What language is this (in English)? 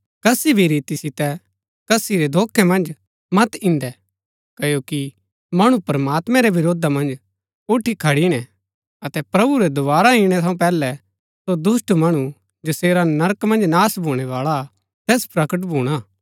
Gaddi